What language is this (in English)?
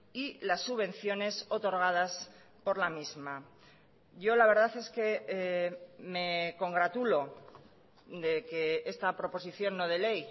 Spanish